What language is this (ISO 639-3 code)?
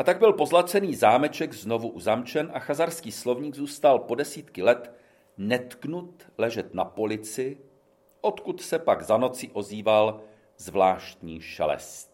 ces